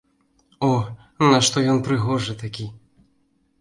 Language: Belarusian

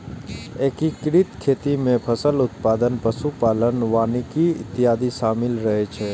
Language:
Maithili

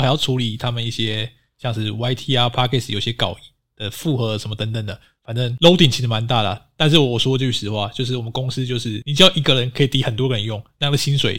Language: Chinese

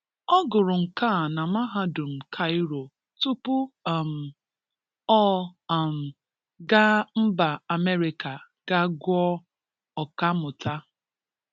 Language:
Igbo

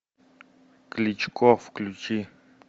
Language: Russian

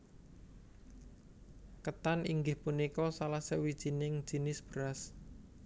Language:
Javanese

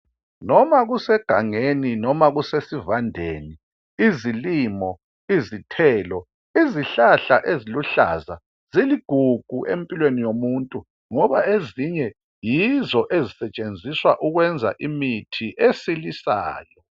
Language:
North Ndebele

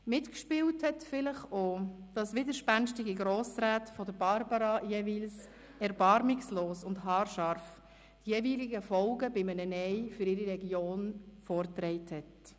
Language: Swiss German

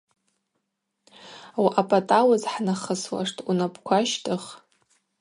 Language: Abaza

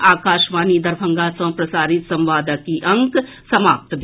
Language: Maithili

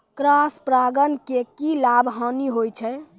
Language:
Maithili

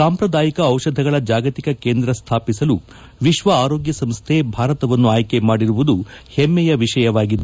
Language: Kannada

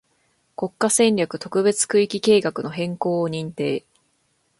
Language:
Japanese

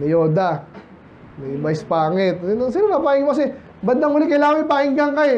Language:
Filipino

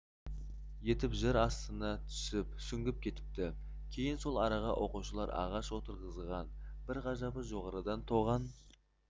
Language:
Kazakh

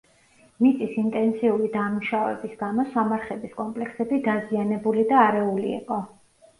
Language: Georgian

